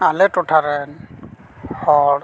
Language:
Santali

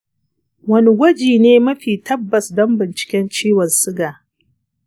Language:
Hausa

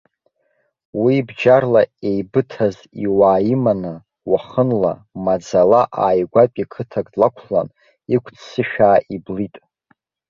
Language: Abkhazian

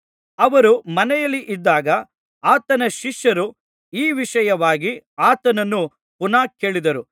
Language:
Kannada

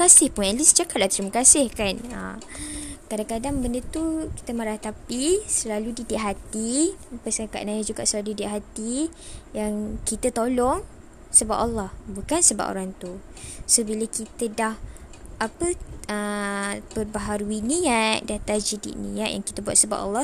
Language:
Malay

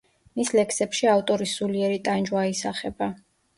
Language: Georgian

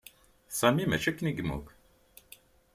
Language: Kabyle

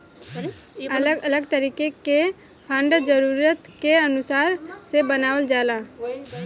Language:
Bhojpuri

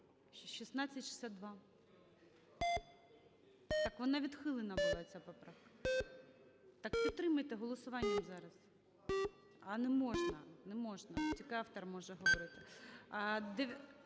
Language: Ukrainian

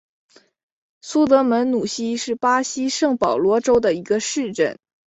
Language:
Chinese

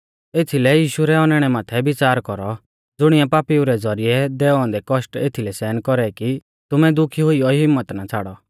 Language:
Mahasu Pahari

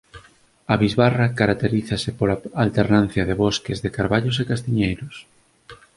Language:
Galician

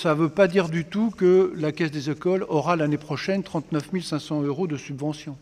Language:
French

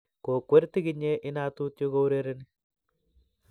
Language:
Kalenjin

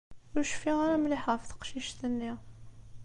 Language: Kabyle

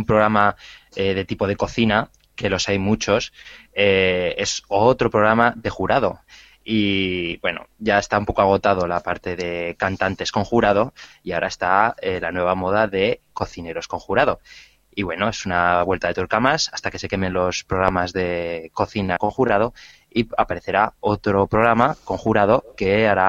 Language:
Spanish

